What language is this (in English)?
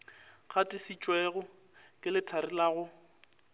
Northern Sotho